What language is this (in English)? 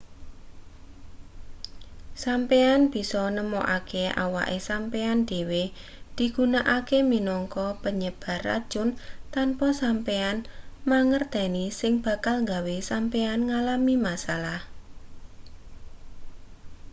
Javanese